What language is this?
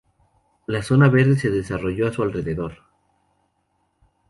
Spanish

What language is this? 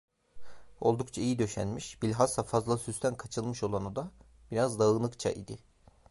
Turkish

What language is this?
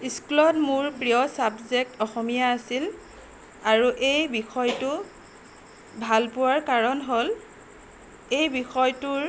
Assamese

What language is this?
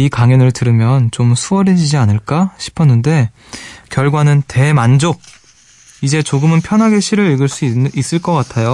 Korean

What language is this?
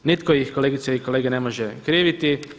Croatian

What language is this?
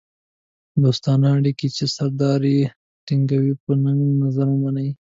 Pashto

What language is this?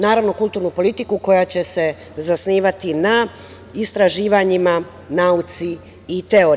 Serbian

